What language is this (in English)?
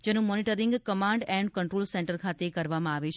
Gujarati